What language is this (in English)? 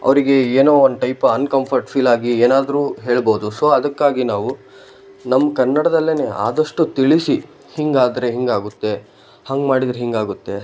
Kannada